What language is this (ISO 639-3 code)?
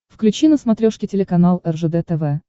rus